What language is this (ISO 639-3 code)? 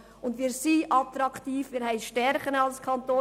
gsw